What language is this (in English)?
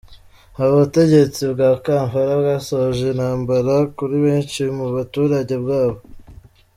Kinyarwanda